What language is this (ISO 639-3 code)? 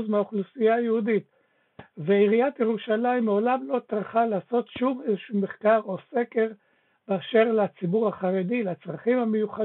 heb